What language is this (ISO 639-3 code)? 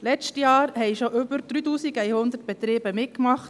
gsw